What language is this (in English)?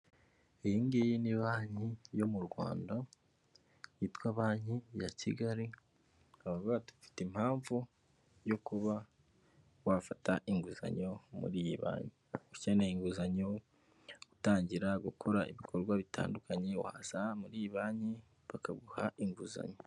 Kinyarwanda